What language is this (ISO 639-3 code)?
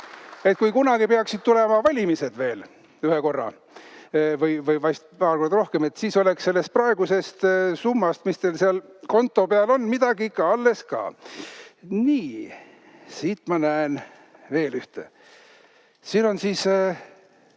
est